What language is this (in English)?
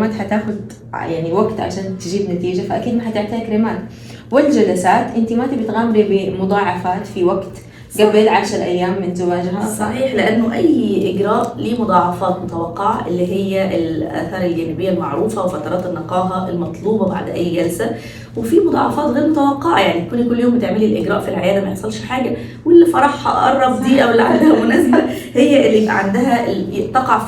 Arabic